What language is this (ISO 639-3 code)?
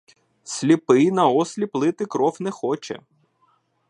ukr